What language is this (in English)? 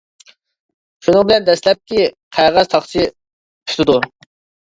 Uyghur